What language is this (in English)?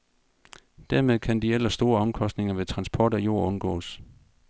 Danish